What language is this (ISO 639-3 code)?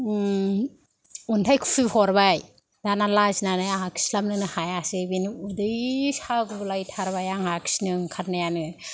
brx